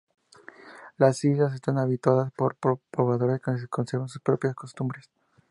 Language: Spanish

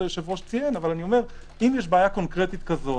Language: Hebrew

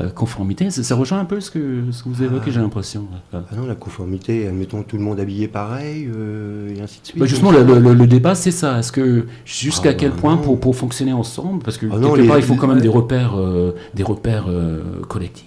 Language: French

